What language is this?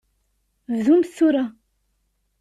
Kabyle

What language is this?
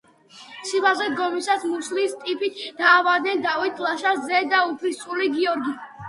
Georgian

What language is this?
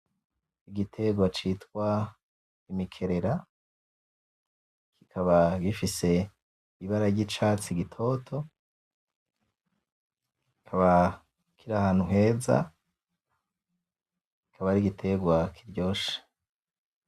Rundi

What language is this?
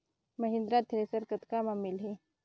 Chhattisgarhi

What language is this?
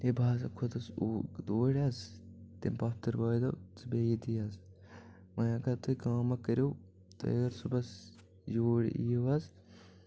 Kashmiri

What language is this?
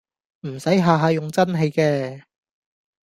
Cantonese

